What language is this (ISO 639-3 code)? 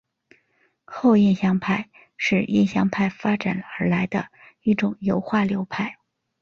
zho